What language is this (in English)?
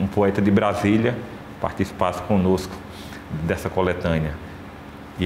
Portuguese